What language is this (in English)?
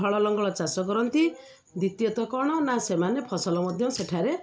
Odia